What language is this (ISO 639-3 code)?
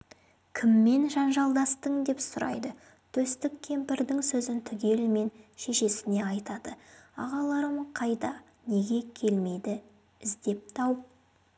kaz